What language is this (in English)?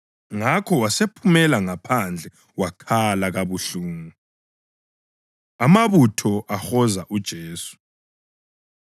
North Ndebele